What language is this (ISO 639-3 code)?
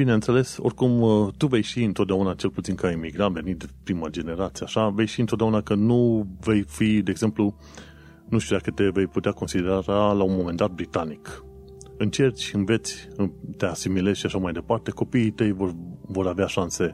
ron